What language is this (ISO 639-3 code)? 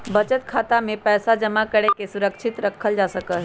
mag